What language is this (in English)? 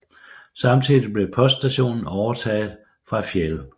Danish